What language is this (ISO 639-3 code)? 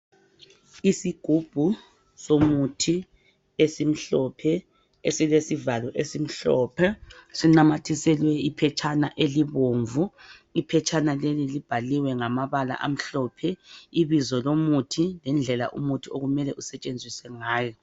nde